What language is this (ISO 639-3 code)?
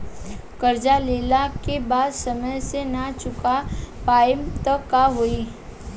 bho